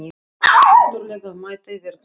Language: Icelandic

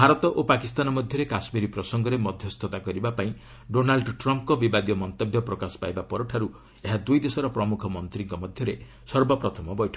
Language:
Odia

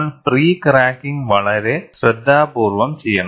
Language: Malayalam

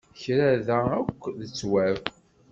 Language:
Kabyle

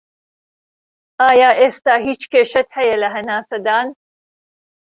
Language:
Central Kurdish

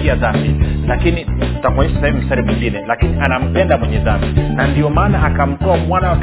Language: Swahili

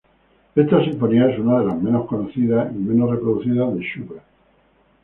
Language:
Spanish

